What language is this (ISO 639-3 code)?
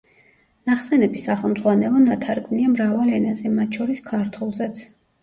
kat